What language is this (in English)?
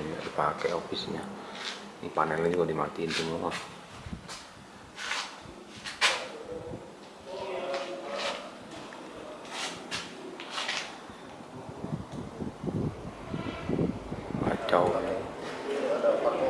Indonesian